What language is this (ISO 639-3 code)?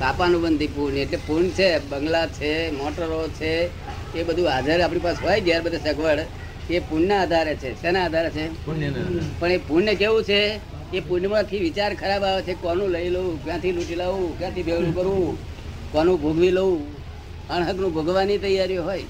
guj